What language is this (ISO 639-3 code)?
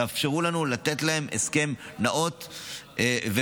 heb